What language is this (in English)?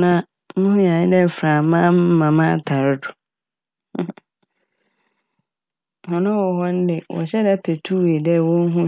Akan